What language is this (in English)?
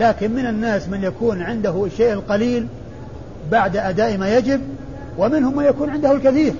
Arabic